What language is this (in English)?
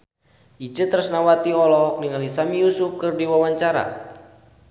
Sundanese